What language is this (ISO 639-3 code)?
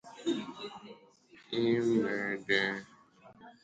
ibo